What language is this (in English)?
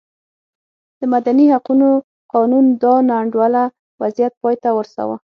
Pashto